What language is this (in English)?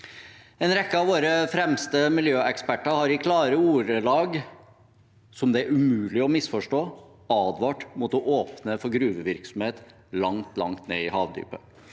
Norwegian